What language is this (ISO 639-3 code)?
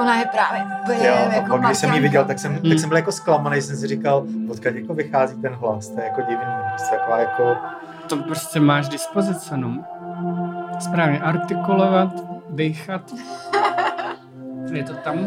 ces